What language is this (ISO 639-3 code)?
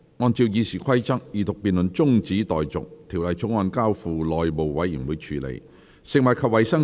yue